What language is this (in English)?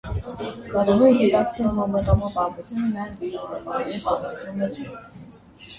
Armenian